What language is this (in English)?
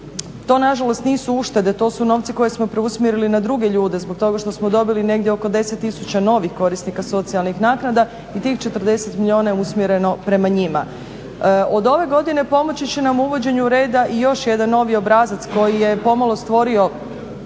Croatian